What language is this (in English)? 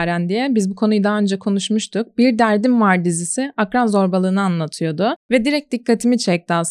Turkish